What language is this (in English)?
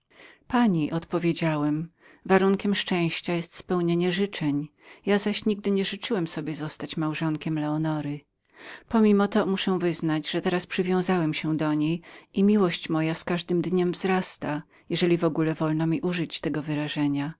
Polish